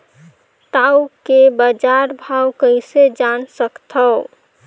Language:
Chhattisgarhi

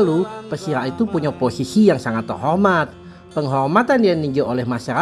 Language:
Indonesian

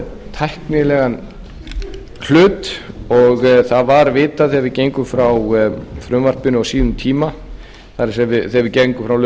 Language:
Icelandic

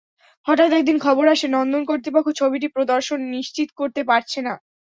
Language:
Bangla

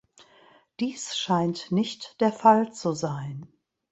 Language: German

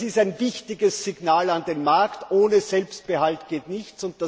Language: German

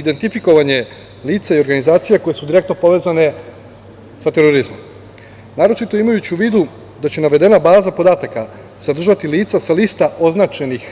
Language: Serbian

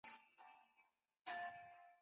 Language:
Chinese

